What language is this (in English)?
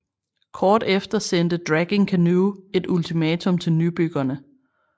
Danish